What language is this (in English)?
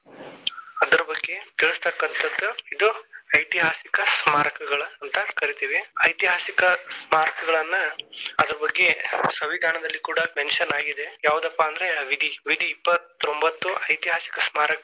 Kannada